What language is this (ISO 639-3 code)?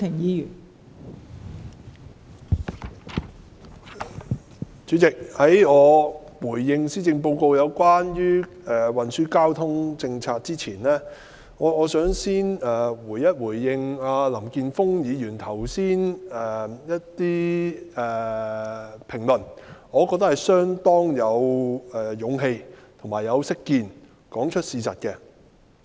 yue